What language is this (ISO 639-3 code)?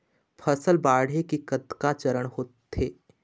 hne